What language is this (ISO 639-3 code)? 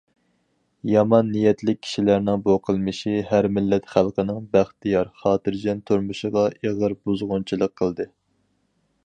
uig